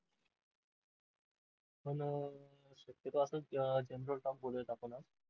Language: Marathi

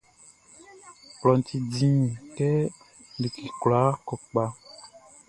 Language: Baoulé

